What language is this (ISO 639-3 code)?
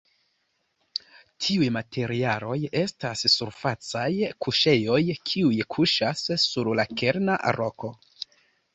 epo